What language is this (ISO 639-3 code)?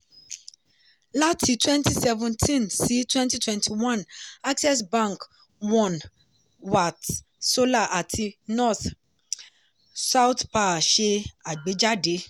yor